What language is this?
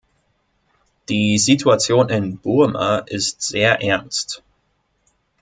German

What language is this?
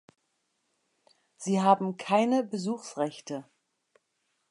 German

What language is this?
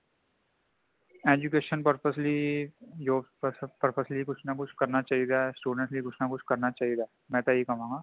Punjabi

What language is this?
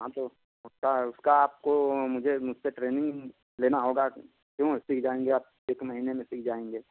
Hindi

